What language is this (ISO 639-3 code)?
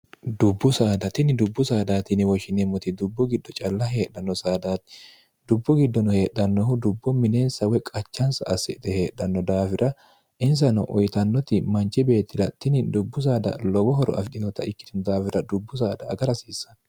sid